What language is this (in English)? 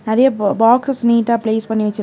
Tamil